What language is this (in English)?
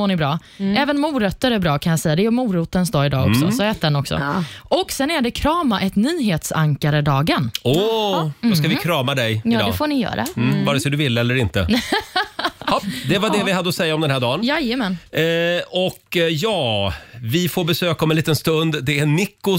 Swedish